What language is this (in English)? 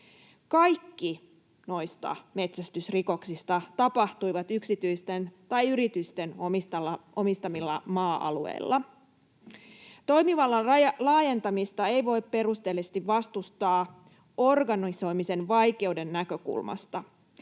Finnish